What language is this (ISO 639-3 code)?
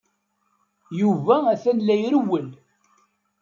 kab